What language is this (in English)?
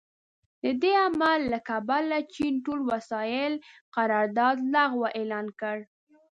Pashto